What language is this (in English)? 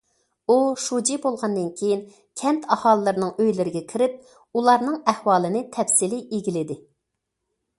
Uyghur